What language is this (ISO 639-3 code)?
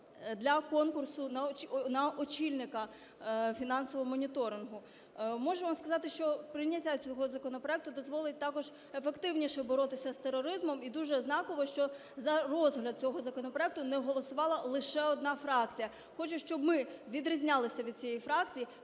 ukr